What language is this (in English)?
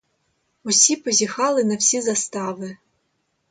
Ukrainian